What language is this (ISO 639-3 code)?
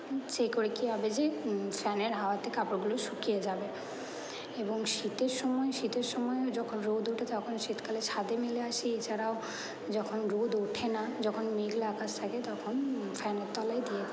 ben